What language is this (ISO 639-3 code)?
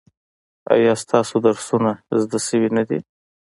pus